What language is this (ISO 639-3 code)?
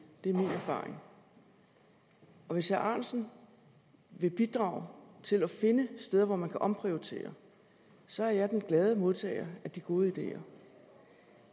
dan